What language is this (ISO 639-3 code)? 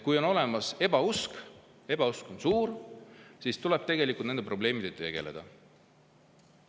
est